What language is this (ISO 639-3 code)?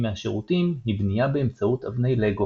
heb